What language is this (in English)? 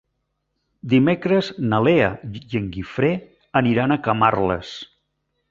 Catalan